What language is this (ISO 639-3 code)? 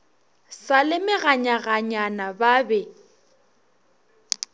nso